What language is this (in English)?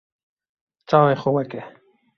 Kurdish